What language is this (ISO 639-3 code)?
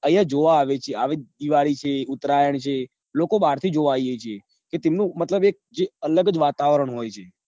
guj